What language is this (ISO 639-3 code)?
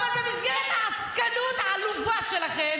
heb